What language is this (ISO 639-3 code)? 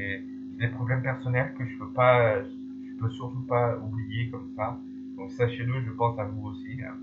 fra